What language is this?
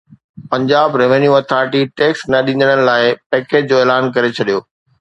Sindhi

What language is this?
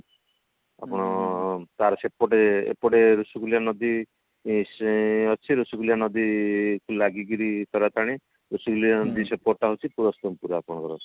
Odia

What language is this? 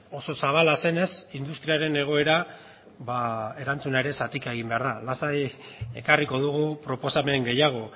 Basque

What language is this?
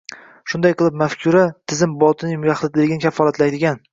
Uzbek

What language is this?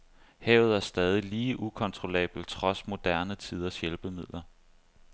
Danish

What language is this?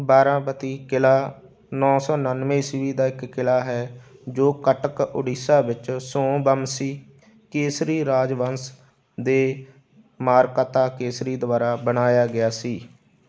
Punjabi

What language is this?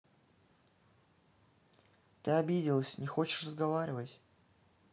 Russian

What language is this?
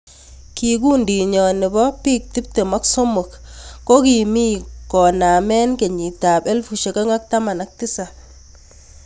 Kalenjin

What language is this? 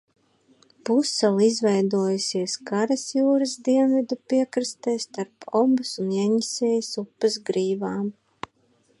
Latvian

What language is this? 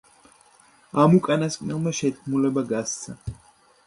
Georgian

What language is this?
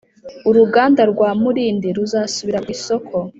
Kinyarwanda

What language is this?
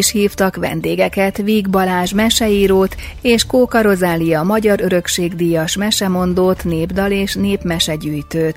Hungarian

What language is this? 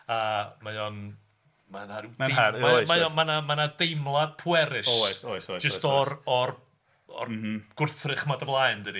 Welsh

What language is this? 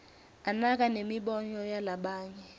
Swati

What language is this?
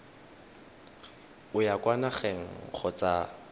Tswana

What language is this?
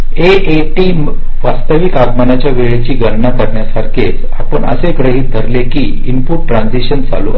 Marathi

